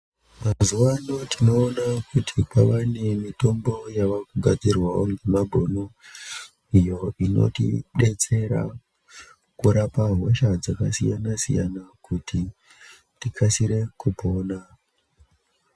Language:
Ndau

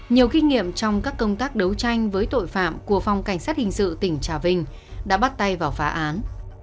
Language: Vietnamese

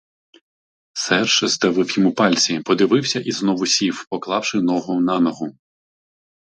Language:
Ukrainian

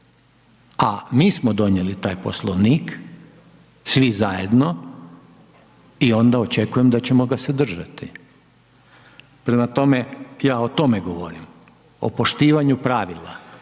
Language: Croatian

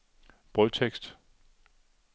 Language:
Danish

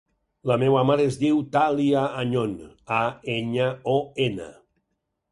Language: Catalan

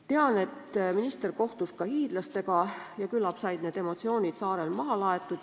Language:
Estonian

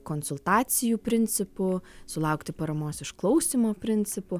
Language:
Lithuanian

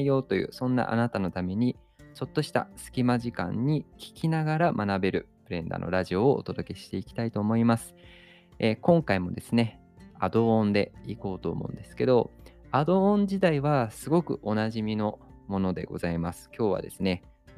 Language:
Japanese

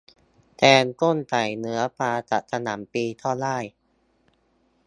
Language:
Thai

